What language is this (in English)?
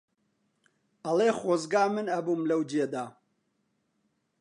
Central Kurdish